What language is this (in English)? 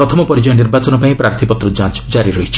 Odia